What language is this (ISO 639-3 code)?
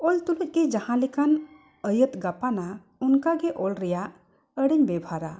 sat